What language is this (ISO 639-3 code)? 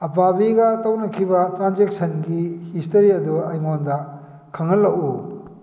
mni